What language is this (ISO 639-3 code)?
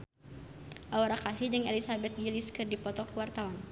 sun